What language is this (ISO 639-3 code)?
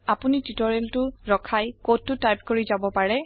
asm